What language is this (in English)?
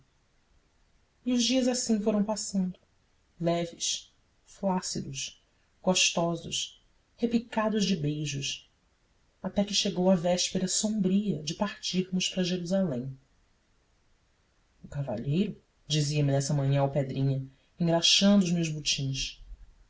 Portuguese